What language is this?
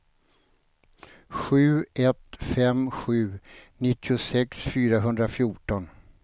Swedish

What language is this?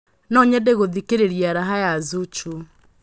Kikuyu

